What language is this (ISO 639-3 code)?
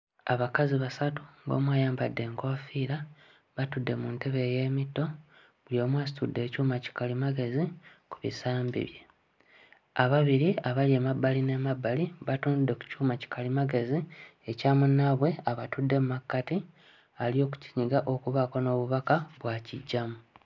lug